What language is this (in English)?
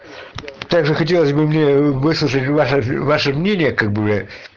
Russian